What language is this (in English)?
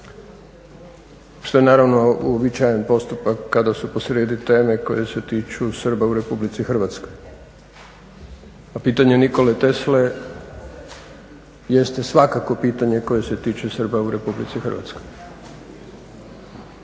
Croatian